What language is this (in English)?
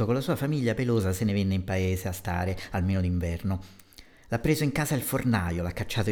Italian